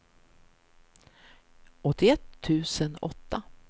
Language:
Swedish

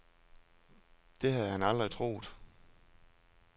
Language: Danish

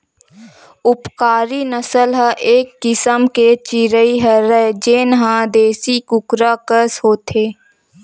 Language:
Chhattisgarhi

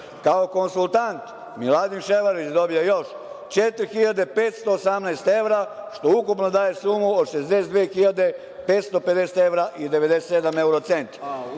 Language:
Serbian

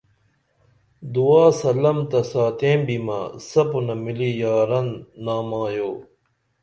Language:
Dameli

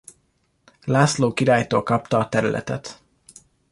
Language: Hungarian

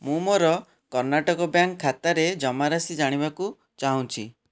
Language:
Odia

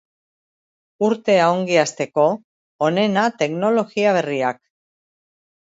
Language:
Basque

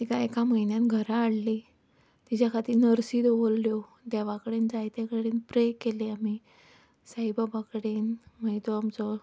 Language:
Konkani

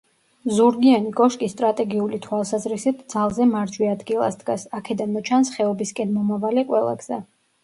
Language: Georgian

